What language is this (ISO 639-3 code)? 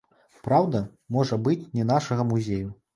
bel